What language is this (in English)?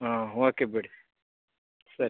Kannada